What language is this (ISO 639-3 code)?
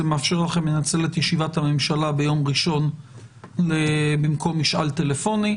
heb